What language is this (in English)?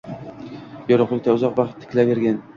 Uzbek